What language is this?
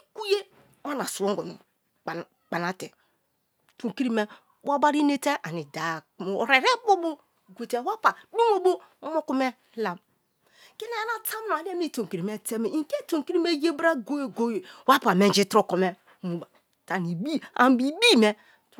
Kalabari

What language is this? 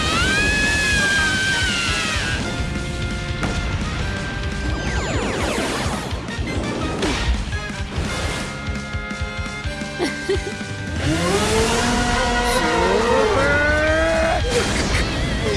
Japanese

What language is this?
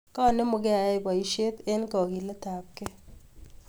Kalenjin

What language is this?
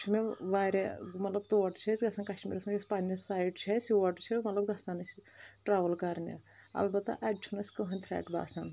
Kashmiri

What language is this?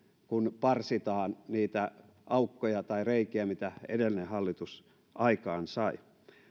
Finnish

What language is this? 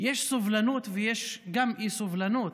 Hebrew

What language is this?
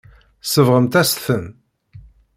Kabyle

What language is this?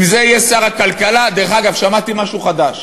Hebrew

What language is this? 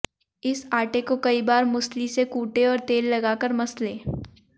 Hindi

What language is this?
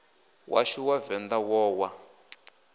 Venda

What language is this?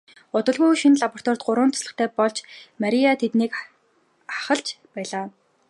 Mongolian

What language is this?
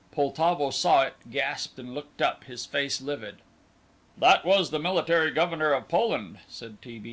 English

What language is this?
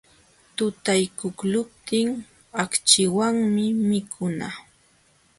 Jauja Wanca Quechua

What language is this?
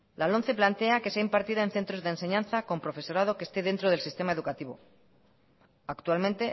Spanish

